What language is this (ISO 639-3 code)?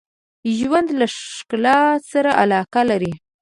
pus